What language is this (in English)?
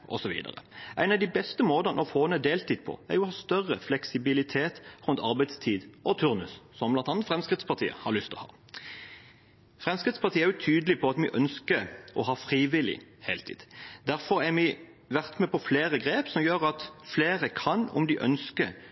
Norwegian Bokmål